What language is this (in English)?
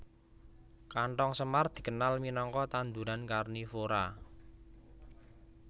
Javanese